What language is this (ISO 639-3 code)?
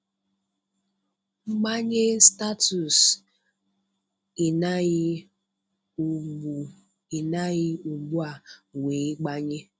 ibo